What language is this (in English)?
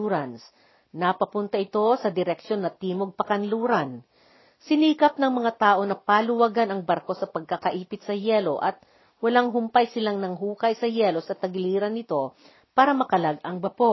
Filipino